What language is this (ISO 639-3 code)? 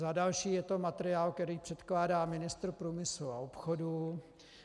ces